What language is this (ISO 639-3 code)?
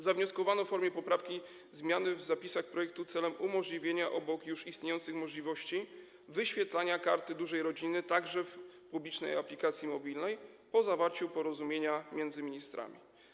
pol